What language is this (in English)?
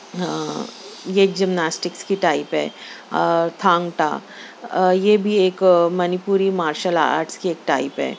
Urdu